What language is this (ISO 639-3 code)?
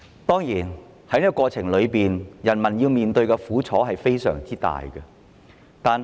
yue